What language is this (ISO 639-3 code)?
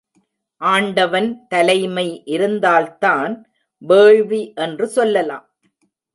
tam